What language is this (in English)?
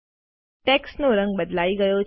Gujarati